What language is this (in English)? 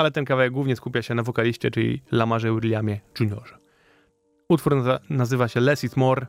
Polish